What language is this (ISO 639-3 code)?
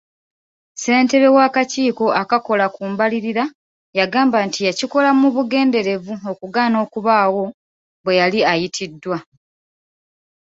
lug